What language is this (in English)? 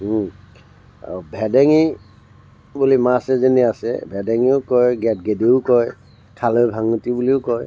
Assamese